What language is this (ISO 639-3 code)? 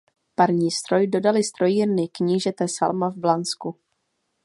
ces